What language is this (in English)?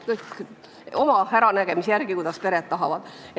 Estonian